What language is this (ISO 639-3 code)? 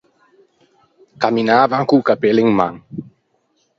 lij